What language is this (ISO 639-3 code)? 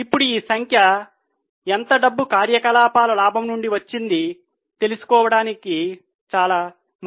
tel